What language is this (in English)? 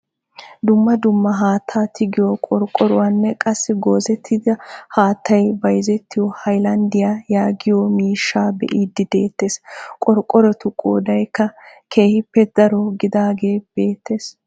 Wolaytta